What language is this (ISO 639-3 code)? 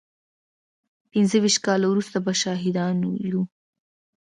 pus